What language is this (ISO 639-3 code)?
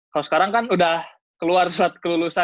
ind